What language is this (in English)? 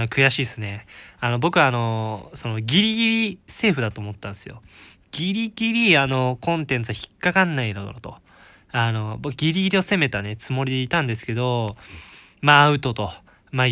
Japanese